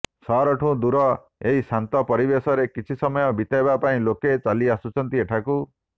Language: Odia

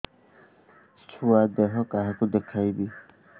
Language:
Odia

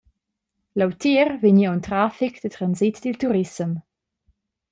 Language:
Romansh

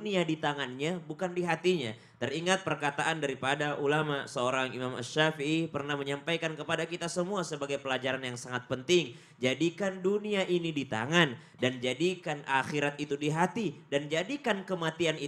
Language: Indonesian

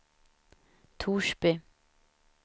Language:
Swedish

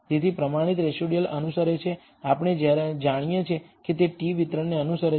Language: Gujarati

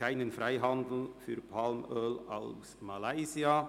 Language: Swiss German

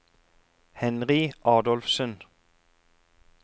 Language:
Norwegian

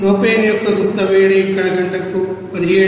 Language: Telugu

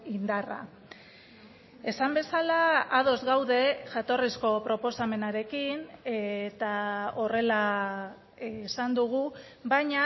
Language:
Basque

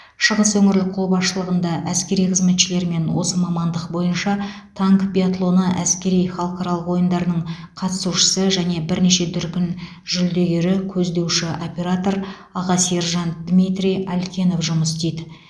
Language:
Kazakh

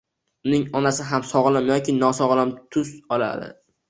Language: Uzbek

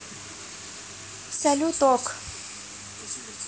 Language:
Russian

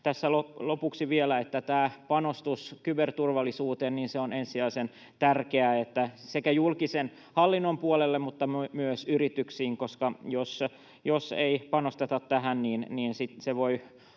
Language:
Finnish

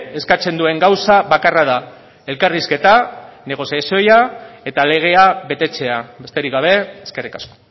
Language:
Basque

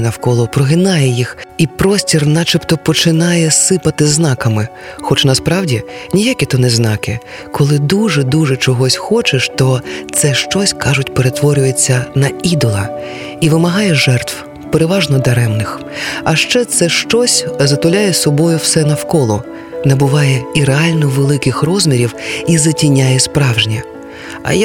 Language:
Ukrainian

